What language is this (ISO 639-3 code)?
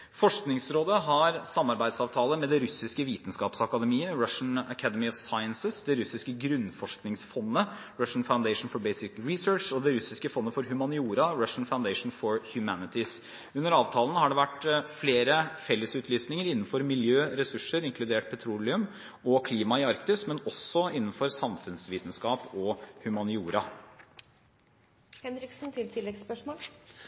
nob